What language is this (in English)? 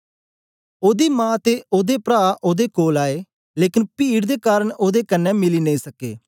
Dogri